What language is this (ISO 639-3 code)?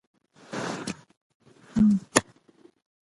pus